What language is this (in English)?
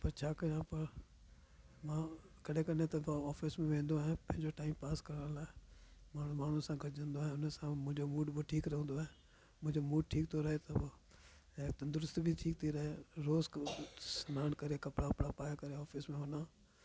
Sindhi